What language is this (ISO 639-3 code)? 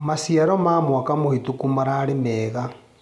kik